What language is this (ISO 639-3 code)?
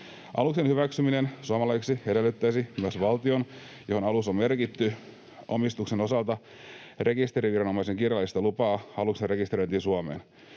fin